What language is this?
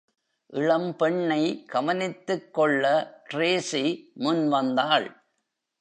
Tamil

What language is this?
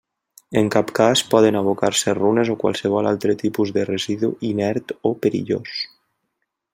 Catalan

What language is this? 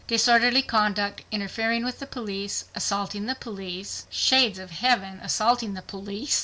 English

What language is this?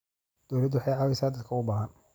Somali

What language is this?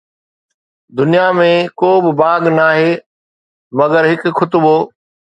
Sindhi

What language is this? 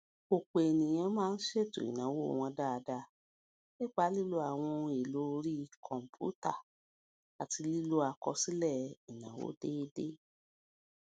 Yoruba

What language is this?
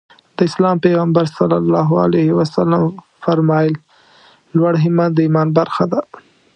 Pashto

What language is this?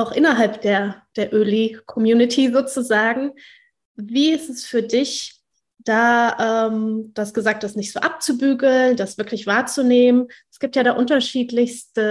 German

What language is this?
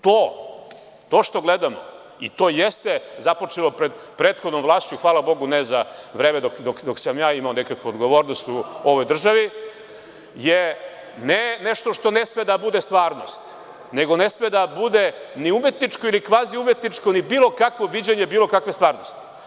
Serbian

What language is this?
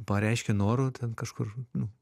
Lithuanian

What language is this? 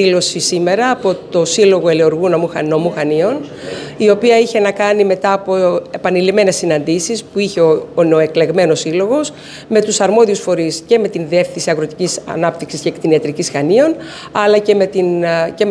Greek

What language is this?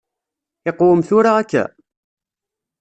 Kabyle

